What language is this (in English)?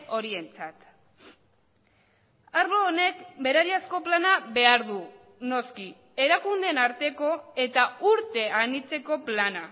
Basque